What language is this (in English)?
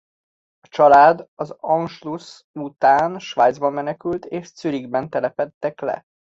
Hungarian